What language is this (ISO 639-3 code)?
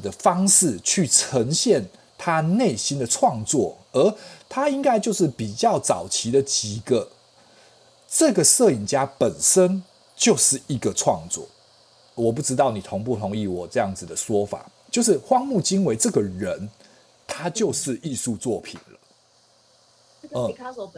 zho